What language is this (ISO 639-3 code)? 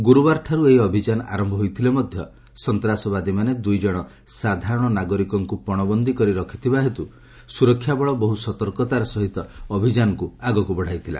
ori